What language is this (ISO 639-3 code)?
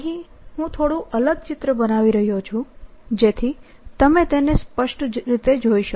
guj